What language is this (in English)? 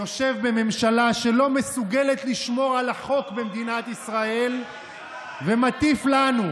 Hebrew